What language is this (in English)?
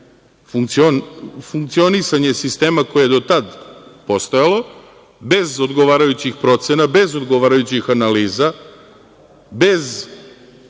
Serbian